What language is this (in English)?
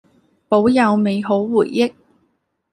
Cantonese